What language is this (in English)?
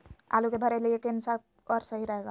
Magahi